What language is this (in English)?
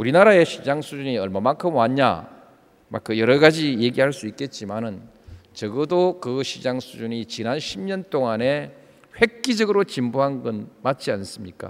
Korean